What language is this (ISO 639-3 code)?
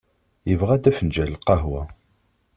kab